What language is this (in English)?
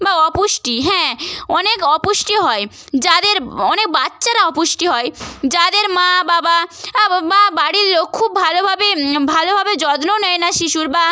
Bangla